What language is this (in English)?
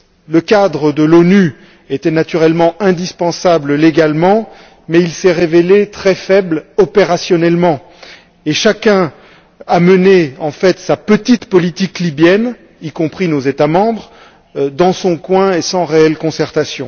French